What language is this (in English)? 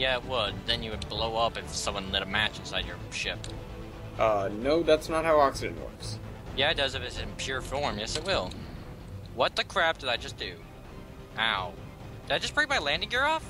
English